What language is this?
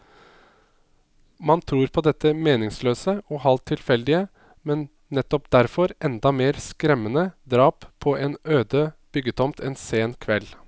Norwegian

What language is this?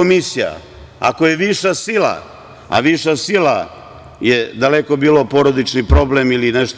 Serbian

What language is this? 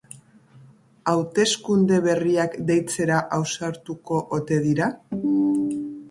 Basque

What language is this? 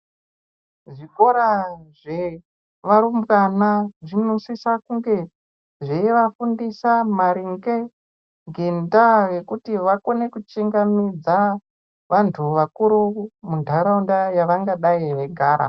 Ndau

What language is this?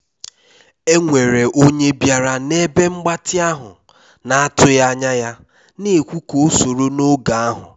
Igbo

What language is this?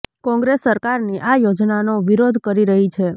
Gujarati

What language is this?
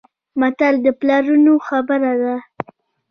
Pashto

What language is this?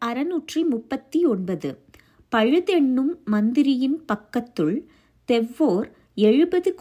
Tamil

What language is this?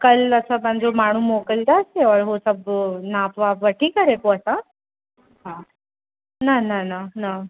Sindhi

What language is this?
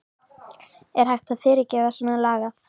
Icelandic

